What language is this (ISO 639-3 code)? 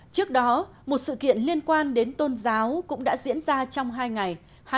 vie